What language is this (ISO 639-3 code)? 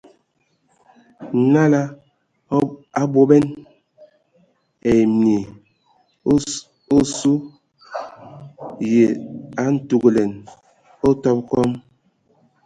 ewo